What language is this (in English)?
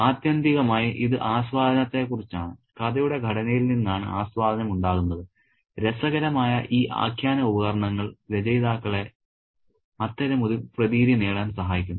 Malayalam